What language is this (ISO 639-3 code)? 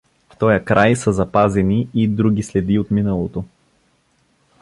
bul